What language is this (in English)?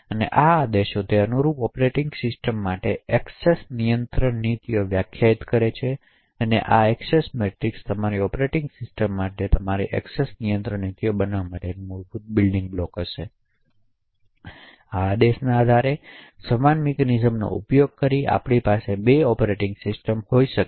Gujarati